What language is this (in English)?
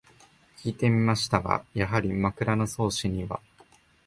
Japanese